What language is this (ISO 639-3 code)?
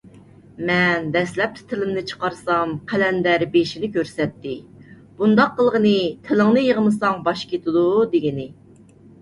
uig